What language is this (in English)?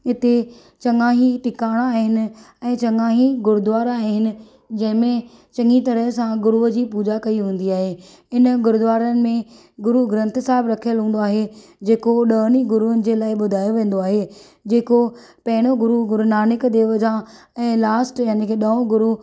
Sindhi